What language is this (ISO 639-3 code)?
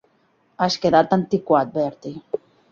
cat